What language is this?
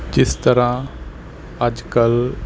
Punjabi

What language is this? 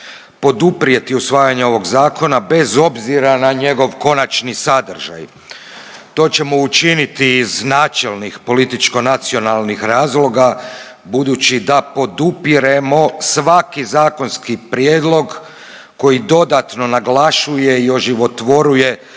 Croatian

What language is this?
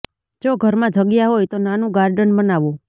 Gujarati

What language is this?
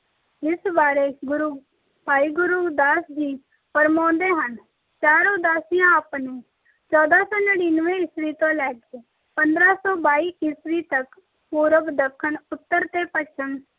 Punjabi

